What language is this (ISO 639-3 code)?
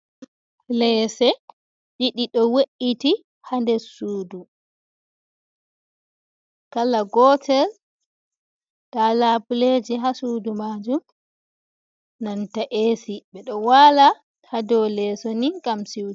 ful